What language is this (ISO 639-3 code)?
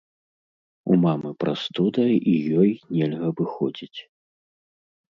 bel